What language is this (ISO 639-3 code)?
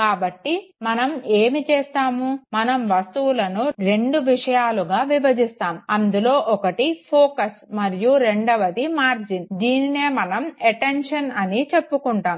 tel